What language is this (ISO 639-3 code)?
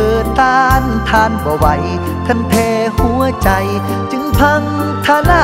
tha